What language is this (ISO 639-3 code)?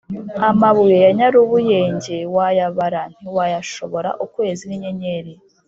kin